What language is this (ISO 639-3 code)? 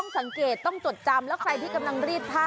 tha